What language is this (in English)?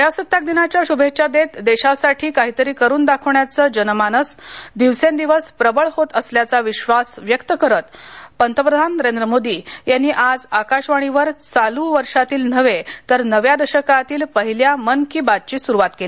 Marathi